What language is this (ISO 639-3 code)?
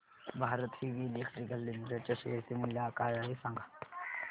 mar